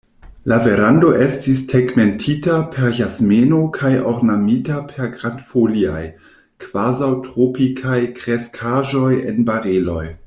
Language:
Esperanto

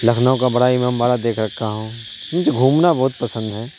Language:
Urdu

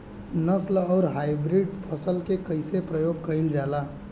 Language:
Bhojpuri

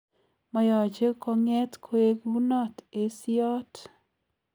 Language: Kalenjin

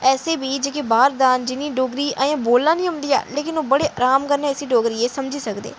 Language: Dogri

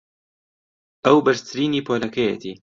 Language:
Central Kurdish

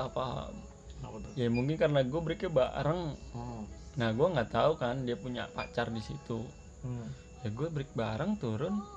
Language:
Indonesian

